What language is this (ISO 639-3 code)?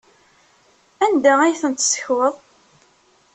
kab